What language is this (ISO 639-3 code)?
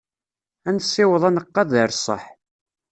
kab